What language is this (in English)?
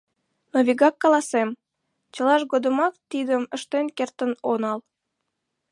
Mari